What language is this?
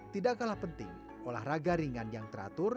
Indonesian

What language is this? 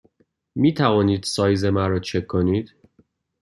Persian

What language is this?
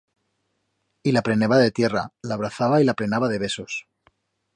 Aragonese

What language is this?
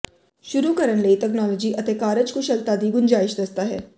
Punjabi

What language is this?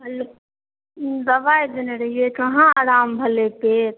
Maithili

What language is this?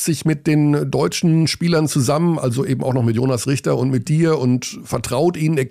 German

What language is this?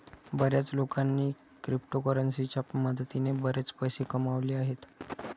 Marathi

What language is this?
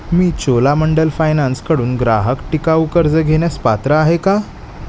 Marathi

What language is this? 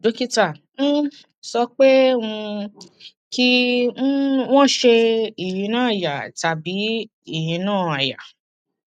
Yoruba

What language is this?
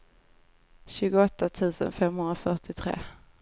Swedish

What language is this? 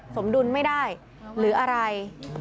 Thai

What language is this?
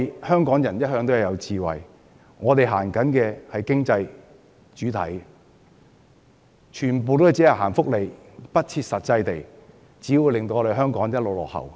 Cantonese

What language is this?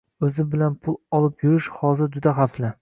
Uzbek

